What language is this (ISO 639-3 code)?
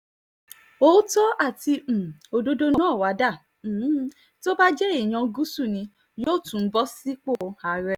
yor